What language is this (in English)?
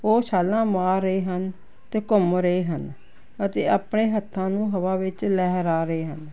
Punjabi